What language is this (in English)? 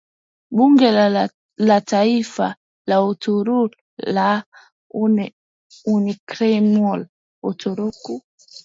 Swahili